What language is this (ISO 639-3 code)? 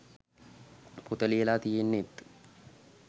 sin